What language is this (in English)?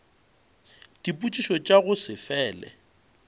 Northern Sotho